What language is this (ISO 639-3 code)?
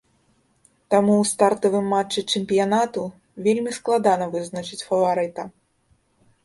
bel